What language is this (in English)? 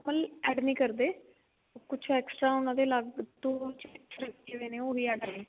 Punjabi